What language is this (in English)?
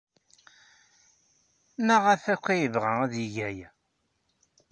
Kabyle